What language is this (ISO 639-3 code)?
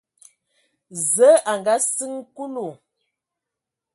ewo